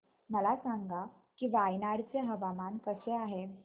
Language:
Marathi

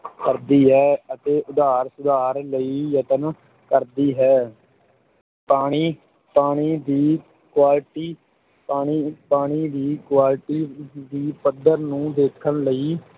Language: Punjabi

